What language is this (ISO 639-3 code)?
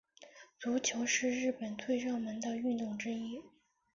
zho